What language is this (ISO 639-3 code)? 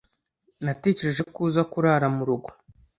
kin